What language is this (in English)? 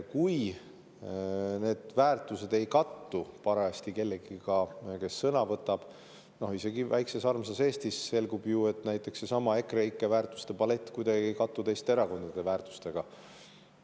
Estonian